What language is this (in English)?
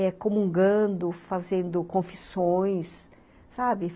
Portuguese